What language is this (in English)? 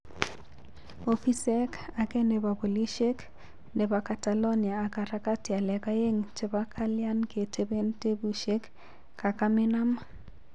Kalenjin